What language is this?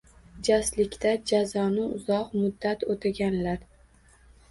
Uzbek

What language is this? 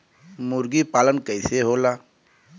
Bhojpuri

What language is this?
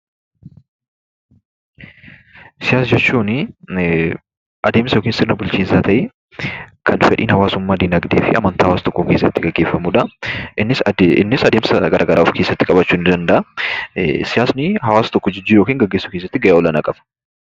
Oromo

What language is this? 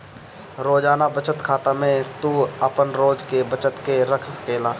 Bhojpuri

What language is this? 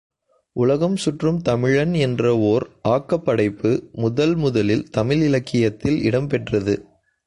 Tamil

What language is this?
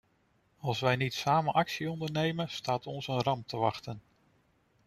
Dutch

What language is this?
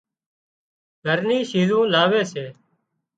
Wadiyara Koli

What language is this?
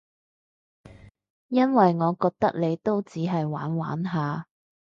Cantonese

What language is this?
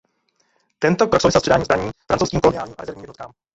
Czech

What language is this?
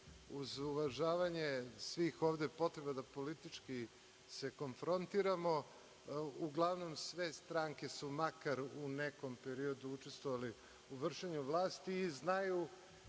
Serbian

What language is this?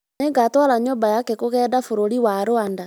Kikuyu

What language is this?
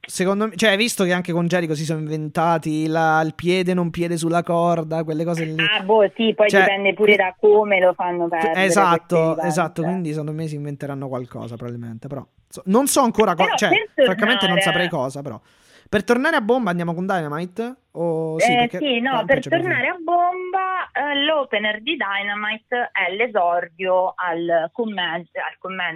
Italian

